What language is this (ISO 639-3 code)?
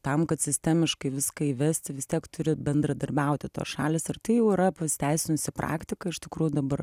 lit